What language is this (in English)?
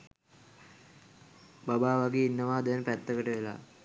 Sinhala